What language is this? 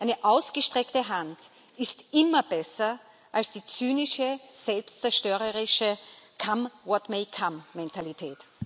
German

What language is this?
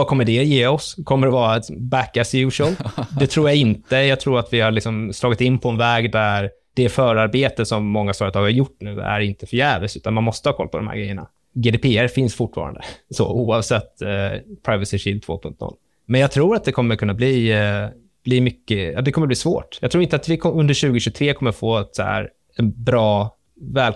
Swedish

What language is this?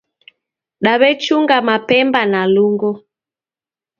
Taita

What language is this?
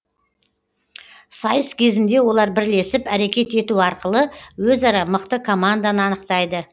Kazakh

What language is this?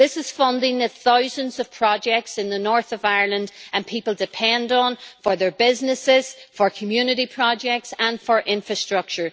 English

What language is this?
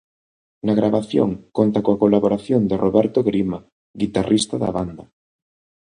Galician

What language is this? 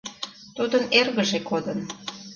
Mari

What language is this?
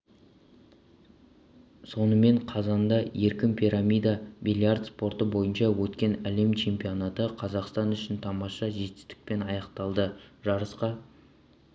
Kazakh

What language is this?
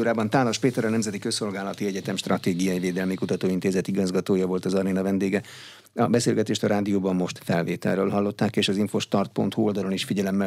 Hungarian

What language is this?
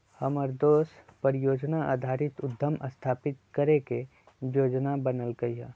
Magahi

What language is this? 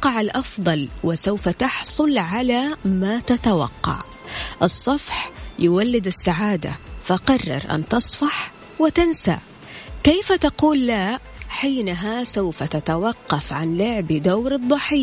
Arabic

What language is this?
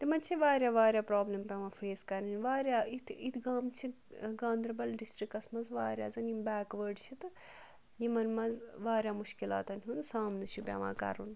Kashmiri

